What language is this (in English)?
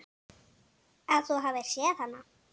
Icelandic